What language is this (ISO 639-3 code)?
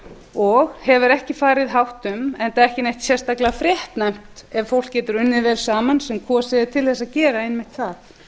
isl